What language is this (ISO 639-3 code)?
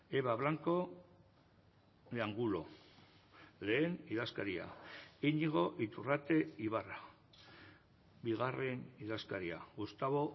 eus